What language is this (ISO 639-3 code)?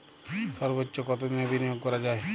ben